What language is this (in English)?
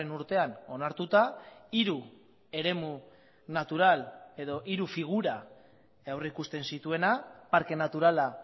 Basque